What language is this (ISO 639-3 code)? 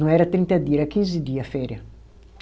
por